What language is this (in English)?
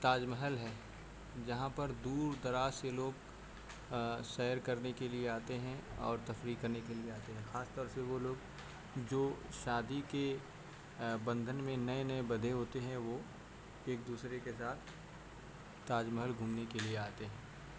Urdu